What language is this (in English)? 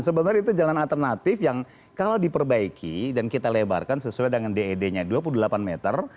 Indonesian